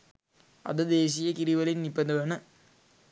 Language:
Sinhala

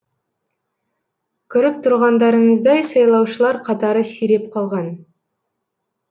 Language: Kazakh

